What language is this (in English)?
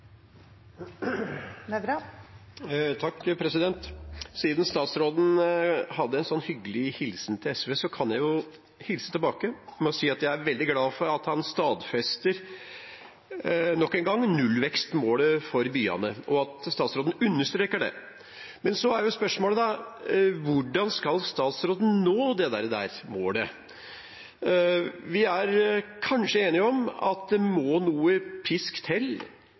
Norwegian